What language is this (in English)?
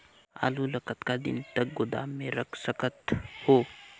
Chhattisgarhi